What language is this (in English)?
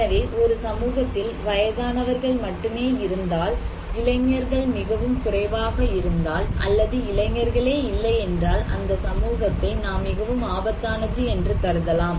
Tamil